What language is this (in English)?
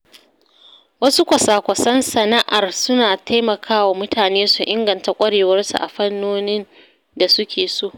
Hausa